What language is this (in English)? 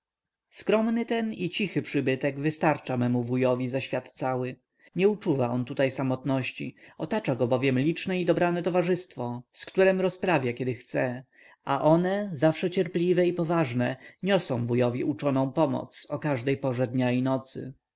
Polish